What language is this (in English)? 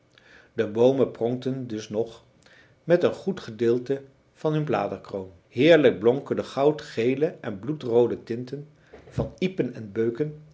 Dutch